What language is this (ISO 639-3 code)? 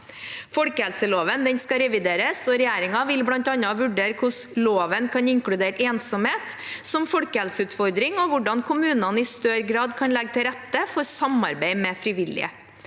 nor